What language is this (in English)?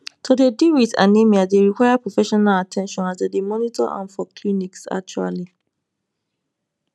Nigerian Pidgin